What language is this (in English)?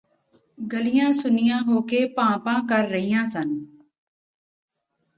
Punjabi